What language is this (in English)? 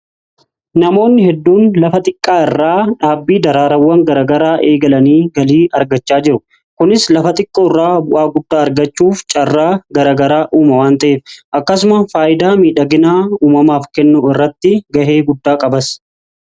Oromo